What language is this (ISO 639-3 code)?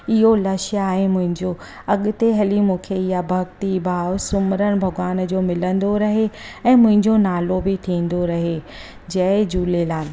snd